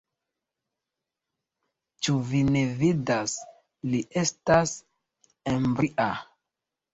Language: Esperanto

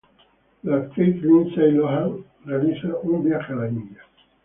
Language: Spanish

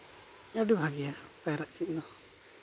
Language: Santali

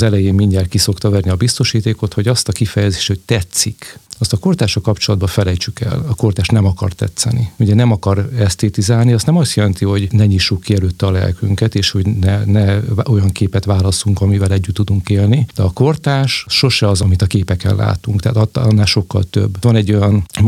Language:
Hungarian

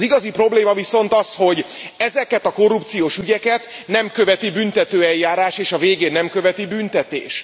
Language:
Hungarian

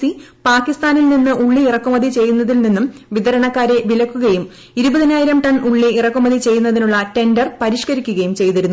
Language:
Malayalam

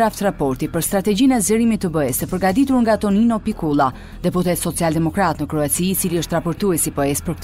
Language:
Romanian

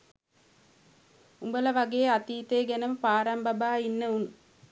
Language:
Sinhala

